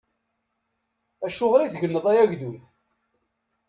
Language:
Kabyle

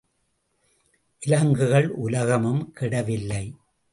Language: Tamil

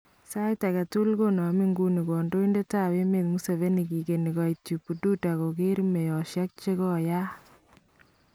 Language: Kalenjin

